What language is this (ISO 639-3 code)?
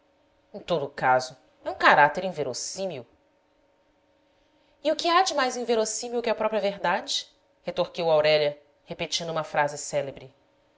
por